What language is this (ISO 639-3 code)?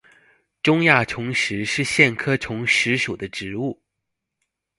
zho